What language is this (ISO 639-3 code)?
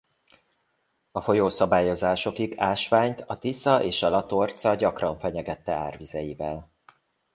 hun